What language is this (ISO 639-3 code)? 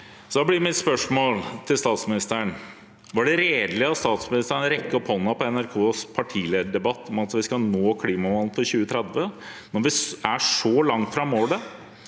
nor